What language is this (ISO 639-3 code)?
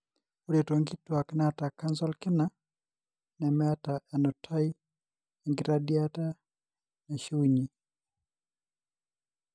mas